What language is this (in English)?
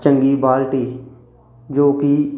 Punjabi